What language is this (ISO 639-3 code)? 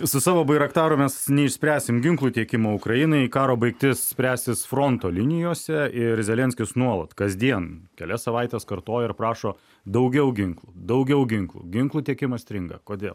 lit